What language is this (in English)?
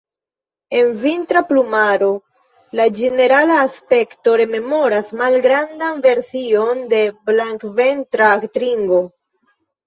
Esperanto